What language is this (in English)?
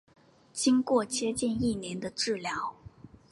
Chinese